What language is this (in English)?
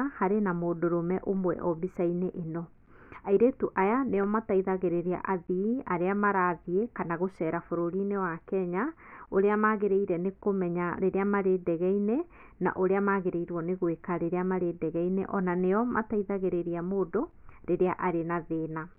Kikuyu